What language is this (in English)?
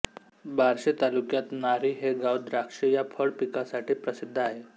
Marathi